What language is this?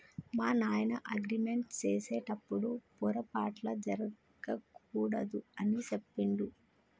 Telugu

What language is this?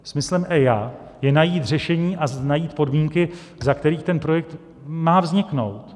Czech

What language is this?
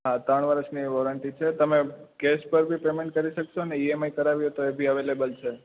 Gujarati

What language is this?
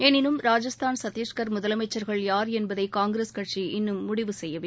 Tamil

